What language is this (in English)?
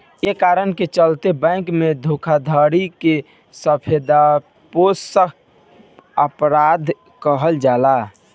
Bhojpuri